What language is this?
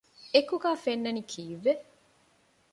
Divehi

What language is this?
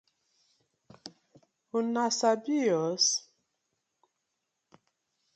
Nigerian Pidgin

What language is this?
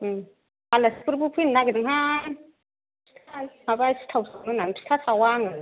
Bodo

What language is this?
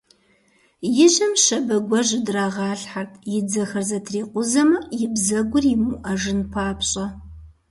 Kabardian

